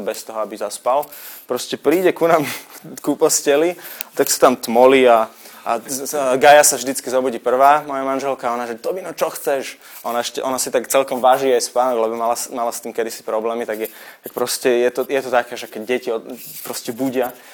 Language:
Slovak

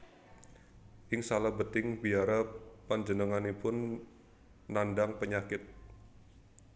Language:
Javanese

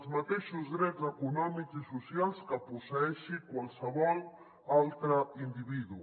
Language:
Catalan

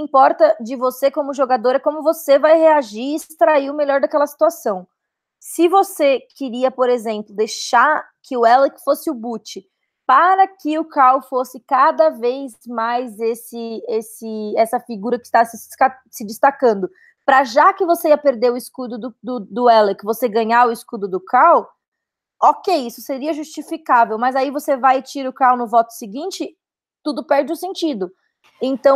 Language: Portuguese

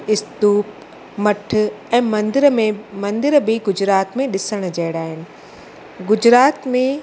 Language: Sindhi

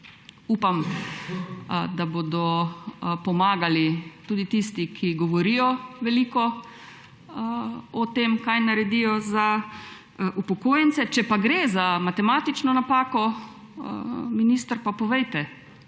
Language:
Slovenian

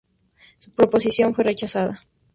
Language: Spanish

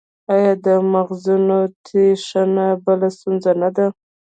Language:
Pashto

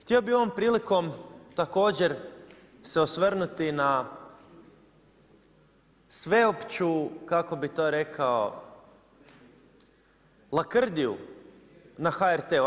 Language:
Croatian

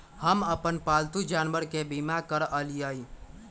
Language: Magahi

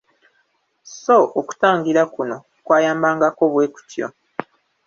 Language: Ganda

